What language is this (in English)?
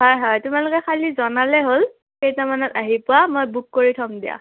Assamese